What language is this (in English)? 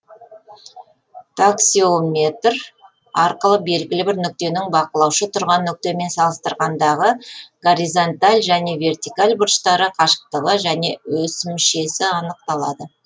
Kazakh